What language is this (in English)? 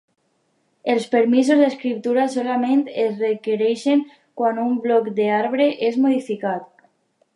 Catalan